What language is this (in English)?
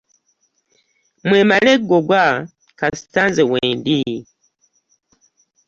Ganda